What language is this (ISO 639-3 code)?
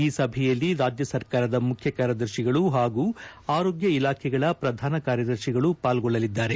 kan